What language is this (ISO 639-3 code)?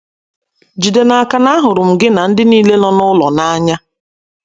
ibo